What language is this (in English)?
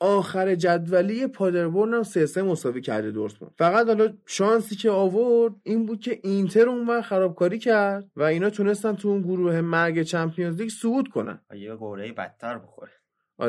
Persian